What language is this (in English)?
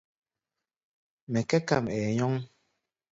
Gbaya